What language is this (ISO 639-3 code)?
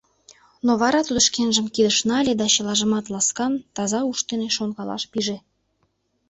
chm